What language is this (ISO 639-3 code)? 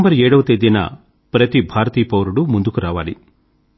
tel